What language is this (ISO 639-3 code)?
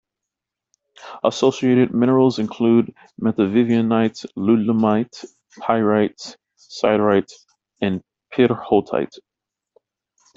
eng